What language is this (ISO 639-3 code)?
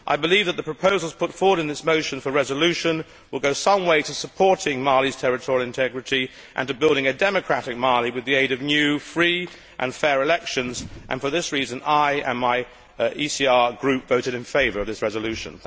eng